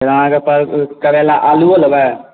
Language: Maithili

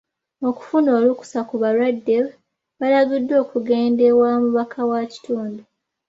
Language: Ganda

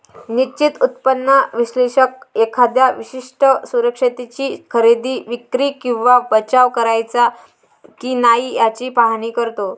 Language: Marathi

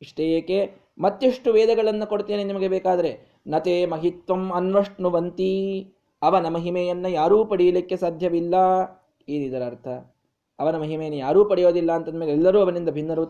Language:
Kannada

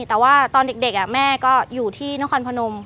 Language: Thai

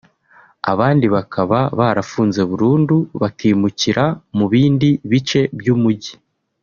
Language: Kinyarwanda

